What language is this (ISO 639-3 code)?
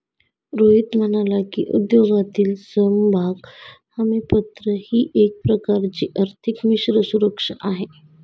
mar